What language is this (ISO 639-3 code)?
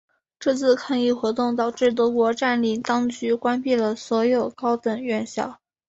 zho